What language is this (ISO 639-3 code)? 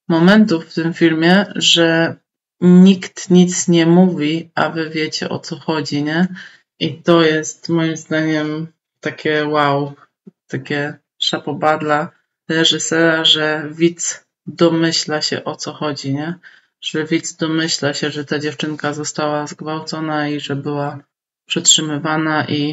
pol